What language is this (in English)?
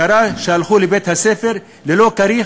Hebrew